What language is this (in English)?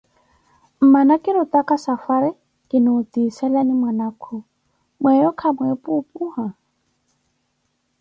Koti